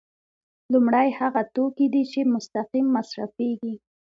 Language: Pashto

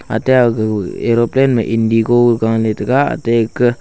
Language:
Wancho Naga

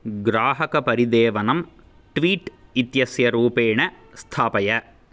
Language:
Sanskrit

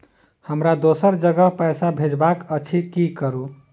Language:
Maithili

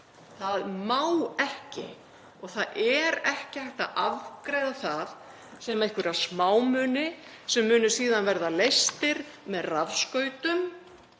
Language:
Icelandic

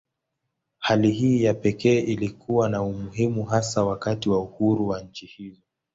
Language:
Swahili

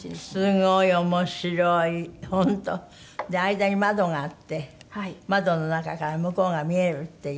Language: Japanese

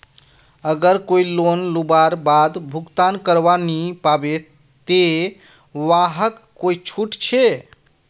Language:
Magahi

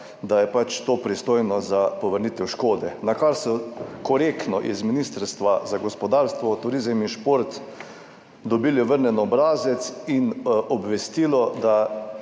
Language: Slovenian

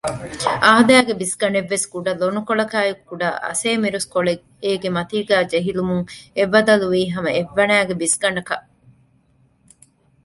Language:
Divehi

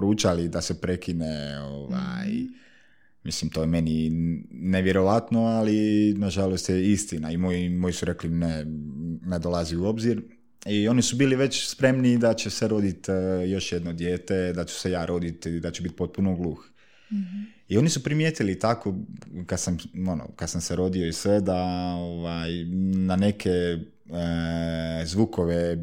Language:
Croatian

